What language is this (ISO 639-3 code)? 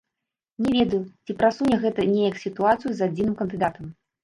bel